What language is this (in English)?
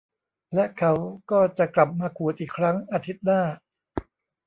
Thai